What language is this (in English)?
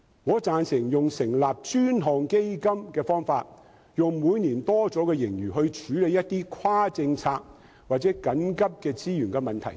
Cantonese